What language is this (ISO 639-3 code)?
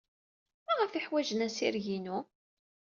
kab